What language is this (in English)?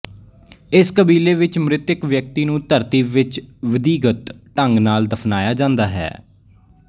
Punjabi